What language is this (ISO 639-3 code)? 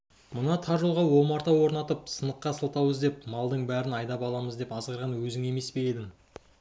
kaz